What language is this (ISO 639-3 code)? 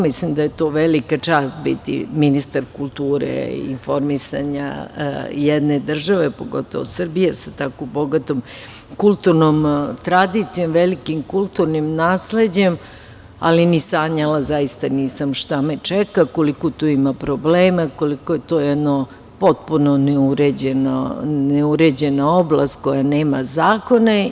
srp